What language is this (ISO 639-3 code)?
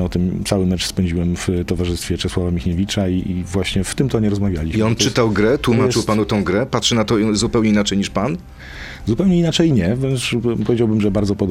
pol